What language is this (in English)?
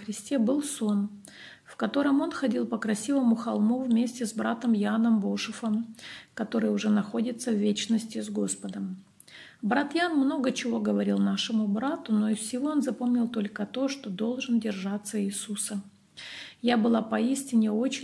Russian